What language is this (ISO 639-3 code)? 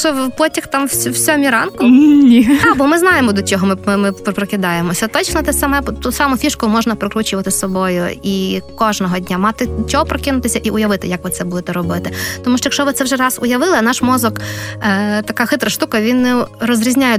ukr